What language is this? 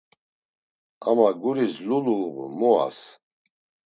Laz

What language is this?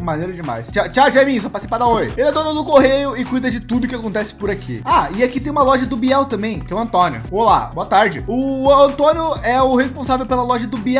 Portuguese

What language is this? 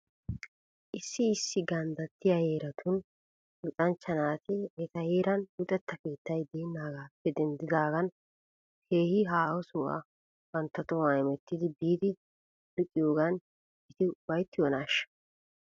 Wolaytta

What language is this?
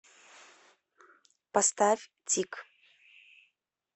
Russian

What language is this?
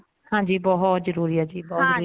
Punjabi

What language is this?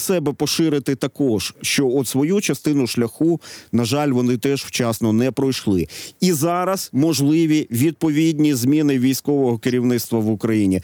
Ukrainian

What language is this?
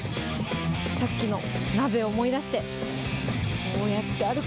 Japanese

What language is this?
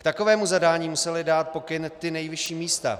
Czech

